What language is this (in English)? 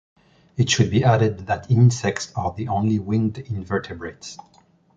English